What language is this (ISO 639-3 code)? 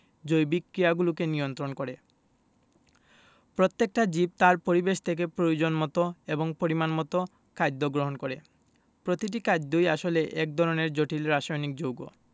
ben